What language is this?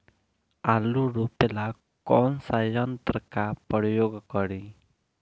Bhojpuri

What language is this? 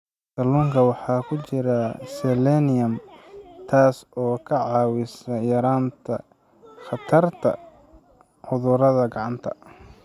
Somali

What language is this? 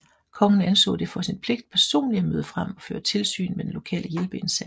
Danish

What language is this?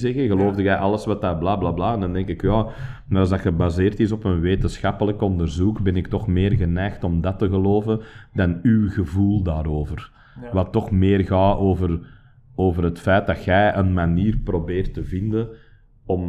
Dutch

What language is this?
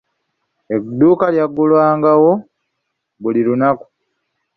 Ganda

